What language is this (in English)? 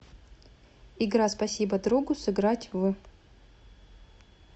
Russian